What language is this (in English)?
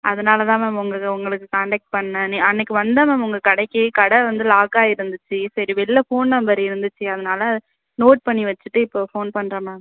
Tamil